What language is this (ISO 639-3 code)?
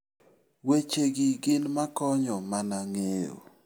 luo